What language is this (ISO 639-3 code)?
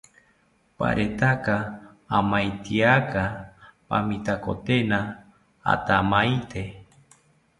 cpy